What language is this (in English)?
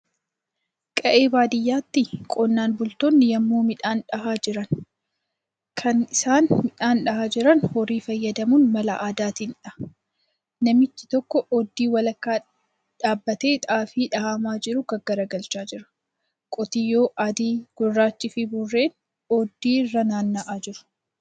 Oromo